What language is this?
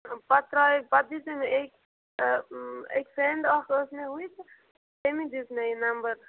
Kashmiri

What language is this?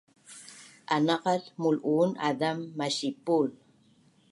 Bunun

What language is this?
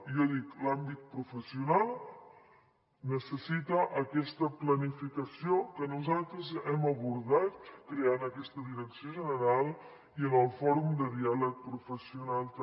Catalan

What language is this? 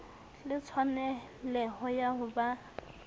Southern Sotho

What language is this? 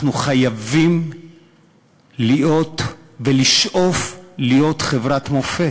Hebrew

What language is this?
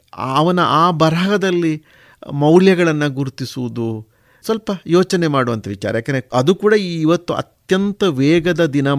Kannada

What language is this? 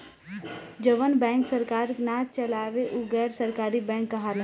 Bhojpuri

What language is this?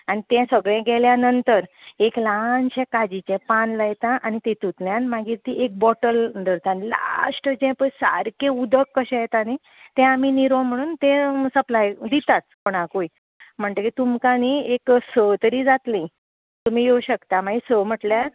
Konkani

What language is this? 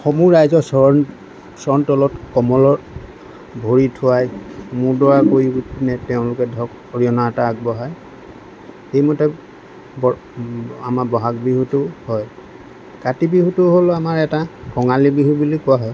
Assamese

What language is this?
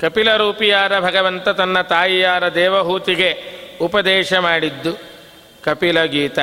Kannada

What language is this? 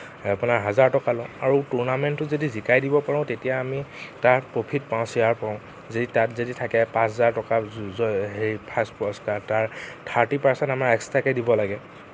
Assamese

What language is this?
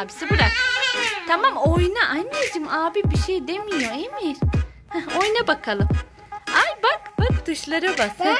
Turkish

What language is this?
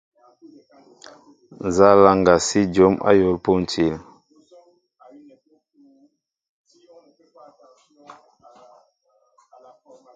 Mbo (Cameroon)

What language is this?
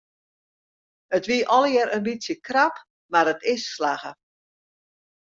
Western Frisian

